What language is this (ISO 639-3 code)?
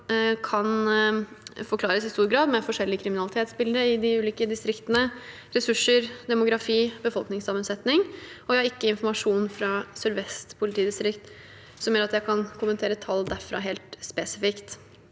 nor